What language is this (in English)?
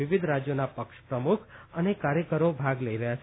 Gujarati